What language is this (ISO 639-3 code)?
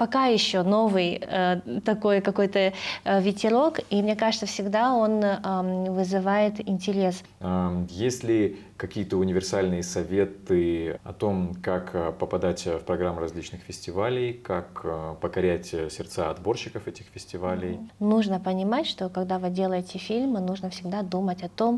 rus